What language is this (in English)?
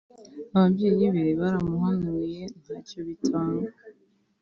Kinyarwanda